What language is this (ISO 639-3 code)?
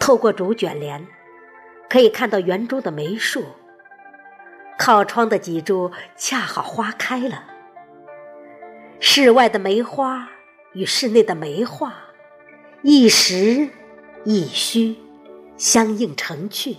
zho